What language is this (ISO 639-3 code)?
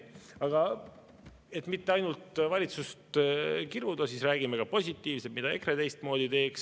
est